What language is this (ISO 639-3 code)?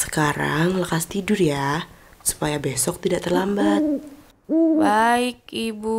ind